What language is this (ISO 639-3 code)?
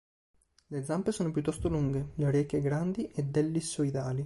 ita